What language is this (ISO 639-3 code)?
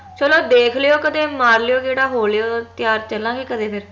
pan